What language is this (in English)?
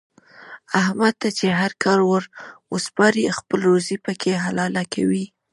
Pashto